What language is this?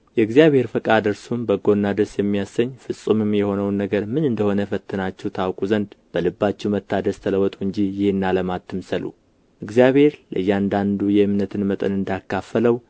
Amharic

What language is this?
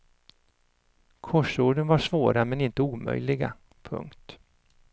Swedish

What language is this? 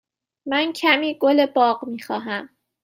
Persian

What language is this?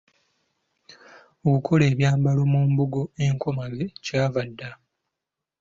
Ganda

